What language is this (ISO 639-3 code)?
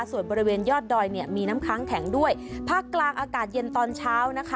tha